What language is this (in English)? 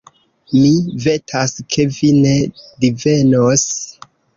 Esperanto